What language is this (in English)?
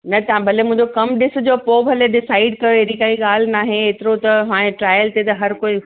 Sindhi